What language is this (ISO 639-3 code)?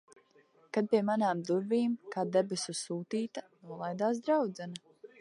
lav